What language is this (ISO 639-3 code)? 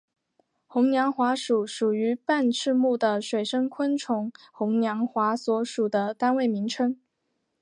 zho